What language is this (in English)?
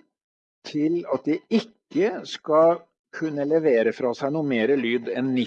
Norwegian